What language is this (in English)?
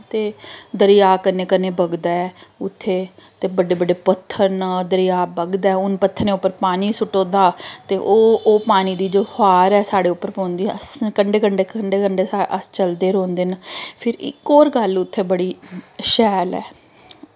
Dogri